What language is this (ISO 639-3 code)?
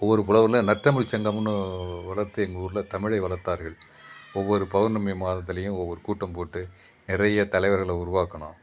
tam